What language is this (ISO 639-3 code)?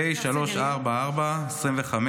heb